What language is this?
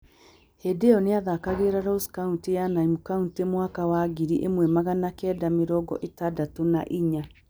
Kikuyu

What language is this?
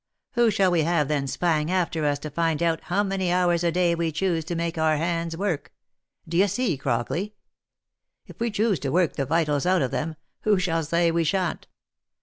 English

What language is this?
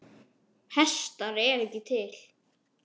Icelandic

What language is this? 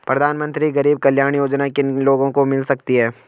Hindi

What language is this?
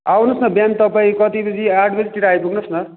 Nepali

